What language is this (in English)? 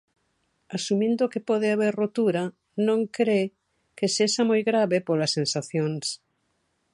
Galician